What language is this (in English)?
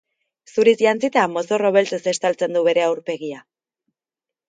Basque